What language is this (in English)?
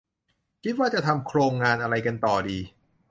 Thai